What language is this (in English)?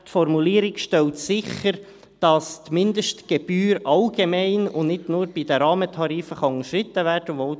Swiss German